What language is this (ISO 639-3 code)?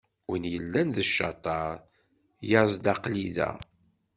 kab